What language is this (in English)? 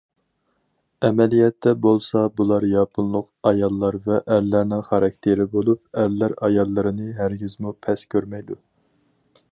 Uyghur